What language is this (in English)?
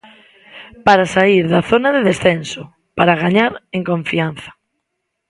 Galician